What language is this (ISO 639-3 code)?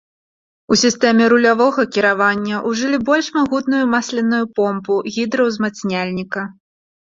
bel